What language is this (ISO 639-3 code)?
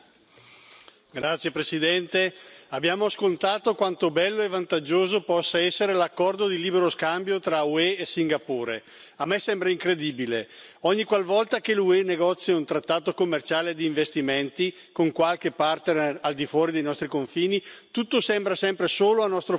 ita